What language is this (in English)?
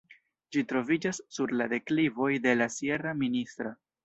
Esperanto